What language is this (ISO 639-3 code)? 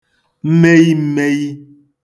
ibo